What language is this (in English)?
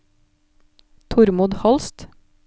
Norwegian